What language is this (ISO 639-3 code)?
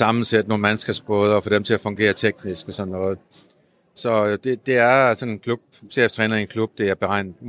dan